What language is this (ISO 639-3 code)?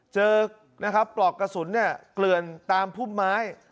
tha